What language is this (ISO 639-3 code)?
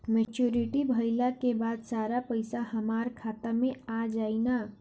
bho